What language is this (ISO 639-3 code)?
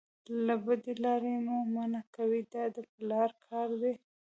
pus